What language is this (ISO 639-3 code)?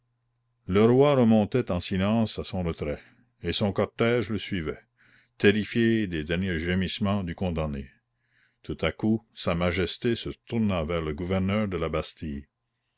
fra